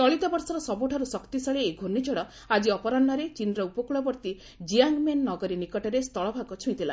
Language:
Odia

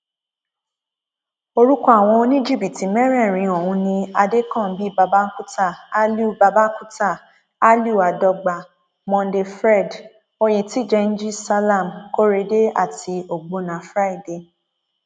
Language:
Yoruba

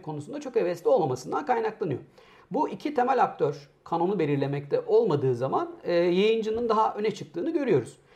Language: Turkish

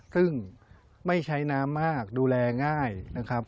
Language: Thai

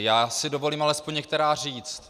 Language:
Czech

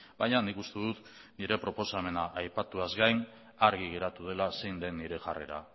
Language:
Basque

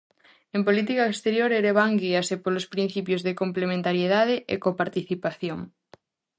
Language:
Galician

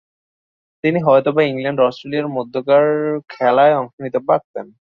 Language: Bangla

